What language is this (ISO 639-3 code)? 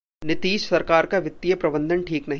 hin